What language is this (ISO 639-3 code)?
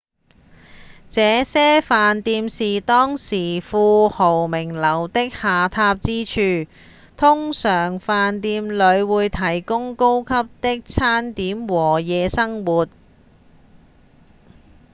yue